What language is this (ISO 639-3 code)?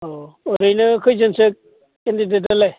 brx